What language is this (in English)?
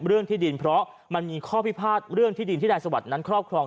Thai